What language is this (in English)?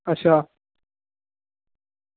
Dogri